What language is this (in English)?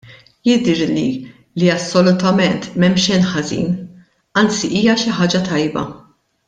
Maltese